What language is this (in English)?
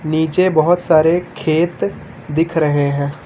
Hindi